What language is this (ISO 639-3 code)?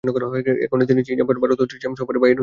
ben